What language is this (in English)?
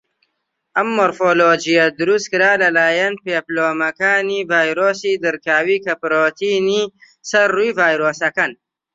Central Kurdish